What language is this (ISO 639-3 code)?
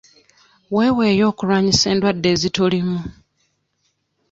lug